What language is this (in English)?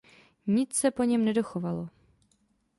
Czech